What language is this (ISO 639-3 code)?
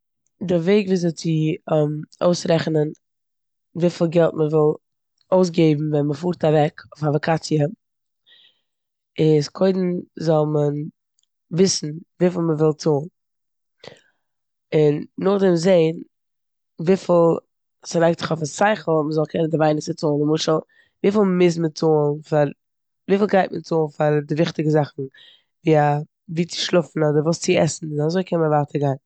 yid